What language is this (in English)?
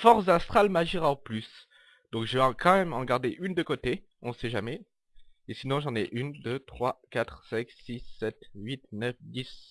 French